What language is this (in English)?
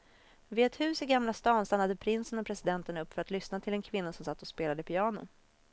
Swedish